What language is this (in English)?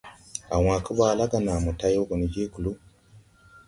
Tupuri